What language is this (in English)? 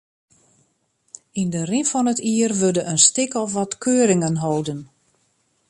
Western Frisian